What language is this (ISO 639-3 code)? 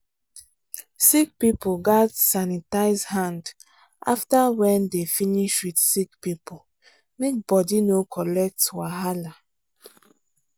pcm